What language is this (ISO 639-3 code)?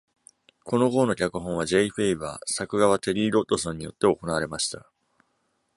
jpn